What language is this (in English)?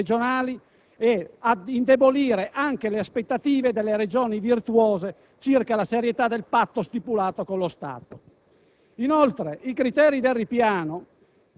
Italian